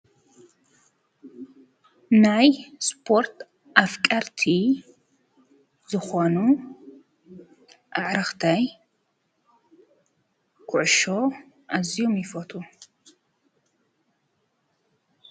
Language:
Tigrinya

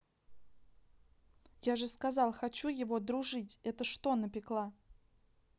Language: Russian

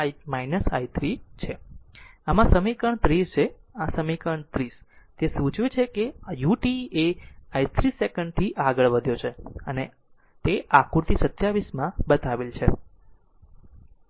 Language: Gujarati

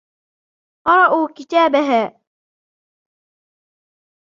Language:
Arabic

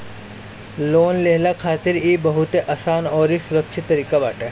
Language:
Bhojpuri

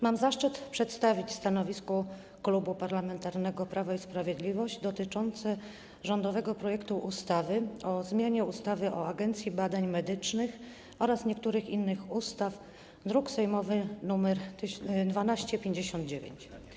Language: Polish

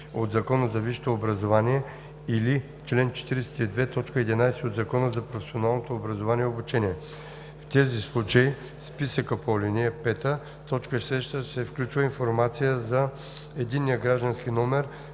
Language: Bulgarian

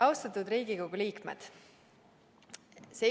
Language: Estonian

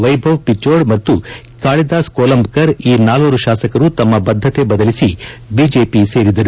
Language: Kannada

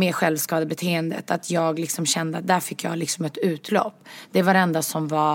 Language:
Swedish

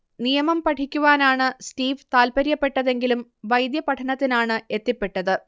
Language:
Malayalam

